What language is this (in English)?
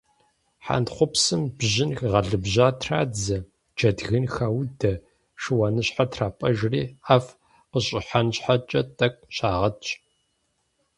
Kabardian